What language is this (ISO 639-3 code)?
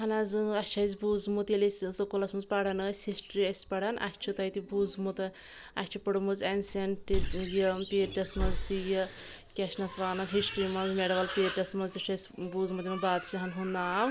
kas